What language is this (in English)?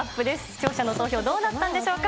Japanese